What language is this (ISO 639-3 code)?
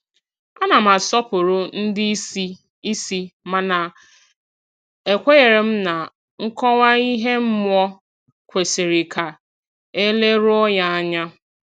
ibo